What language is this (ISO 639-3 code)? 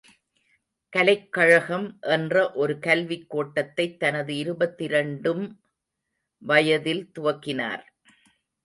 tam